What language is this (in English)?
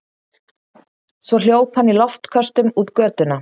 Icelandic